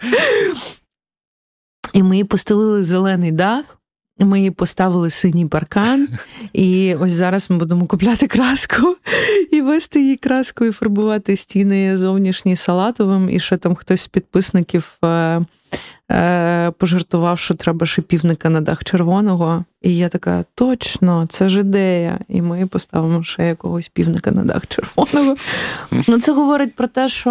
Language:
Ukrainian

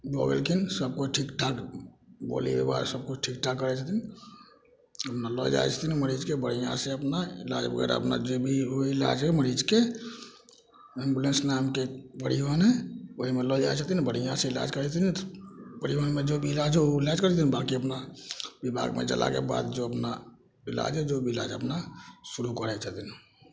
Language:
Maithili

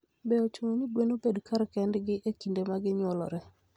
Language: Luo (Kenya and Tanzania)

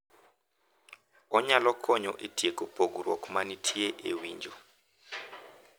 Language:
Luo (Kenya and Tanzania)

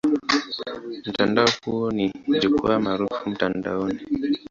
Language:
Swahili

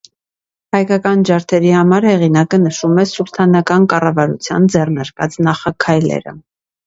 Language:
Armenian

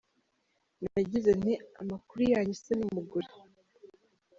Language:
Kinyarwanda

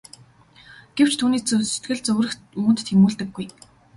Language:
Mongolian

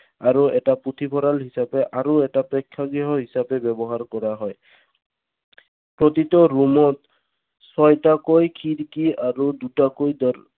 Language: Assamese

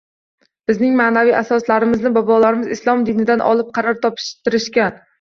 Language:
Uzbek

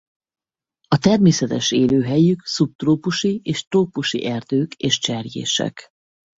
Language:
Hungarian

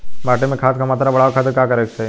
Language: Bhojpuri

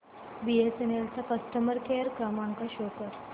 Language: Marathi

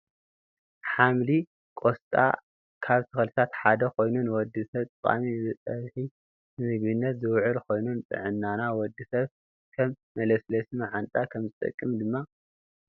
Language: Tigrinya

